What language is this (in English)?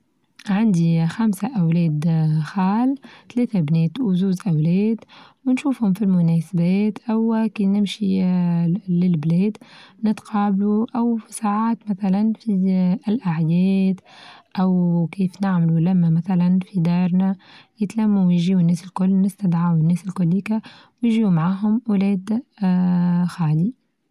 Tunisian Arabic